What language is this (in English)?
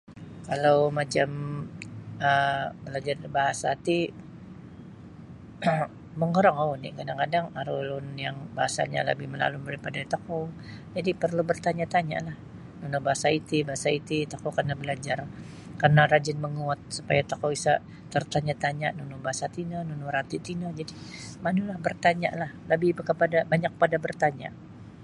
Sabah Bisaya